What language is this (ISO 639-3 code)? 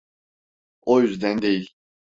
tur